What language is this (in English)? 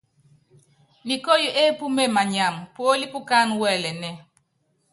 Yangben